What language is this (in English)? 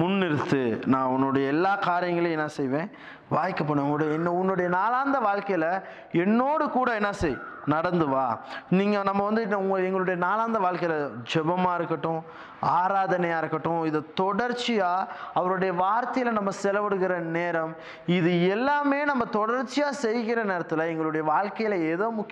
Tamil